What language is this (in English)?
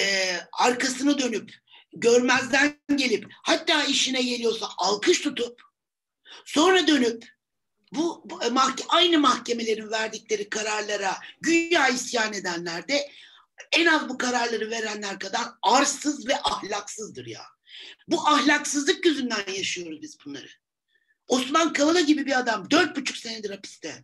Turkish